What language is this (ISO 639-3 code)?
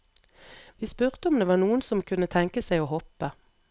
nor